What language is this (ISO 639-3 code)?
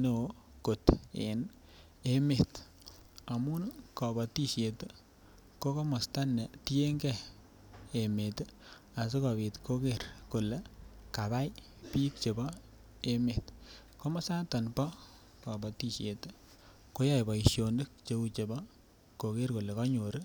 kln